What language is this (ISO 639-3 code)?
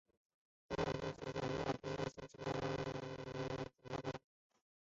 zho